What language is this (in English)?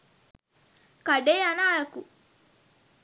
Sinhala